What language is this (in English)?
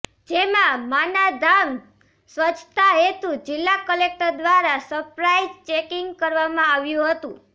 Gujarati